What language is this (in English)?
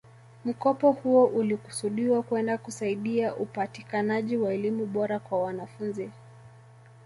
Swahili